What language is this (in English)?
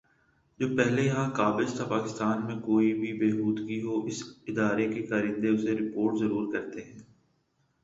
Urdu